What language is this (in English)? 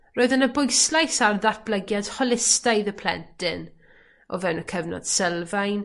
Welsh